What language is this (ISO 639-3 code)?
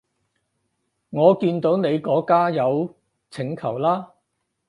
yue